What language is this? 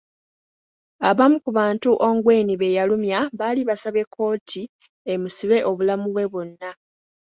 Ganda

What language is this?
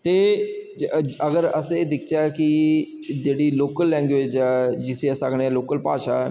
Dogri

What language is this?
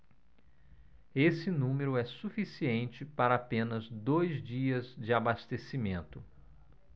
Portuguese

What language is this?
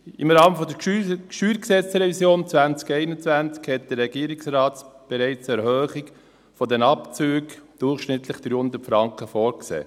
Swiss German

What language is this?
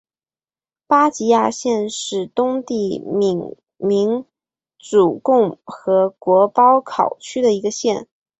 Chinese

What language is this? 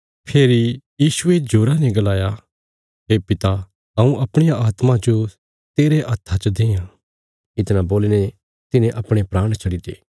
Bilaspuri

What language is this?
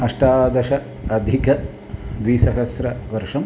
Sanskrit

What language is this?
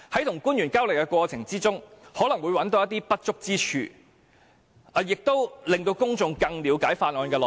Cantonese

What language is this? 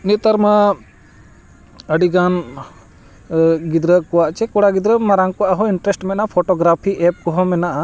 Santali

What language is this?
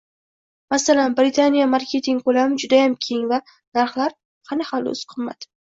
Uzbek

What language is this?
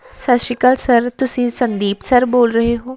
Punjabi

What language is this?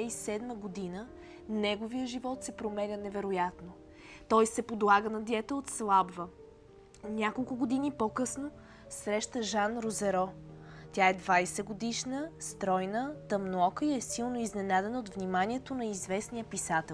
Bulgarian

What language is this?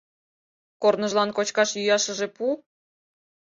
Mari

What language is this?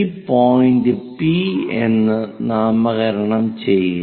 Malayalam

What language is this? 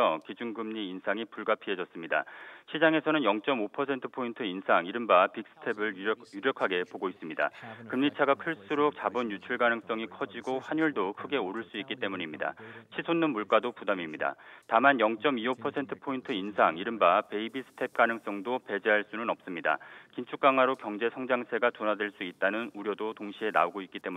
Korean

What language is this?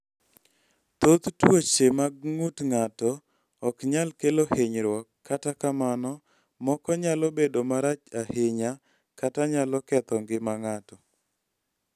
Luo (Kenya and Tanzania)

